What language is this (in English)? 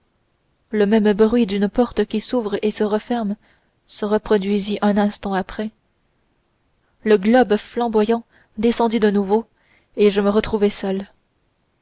French